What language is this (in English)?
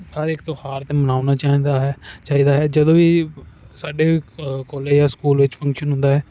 Punjabi